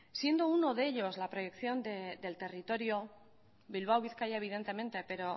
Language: Spanish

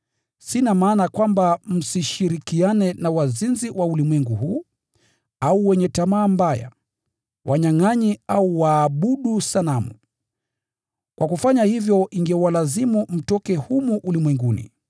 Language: Swahili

